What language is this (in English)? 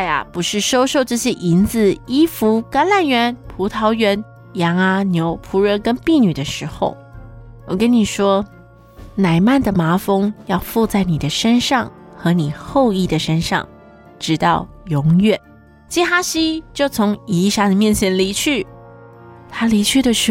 Chinese